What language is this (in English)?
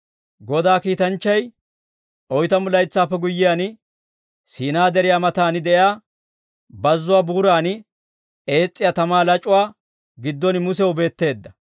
Dawro